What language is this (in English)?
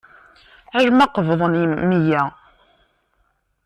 Kabyle